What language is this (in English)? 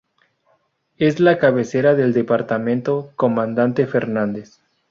Spanish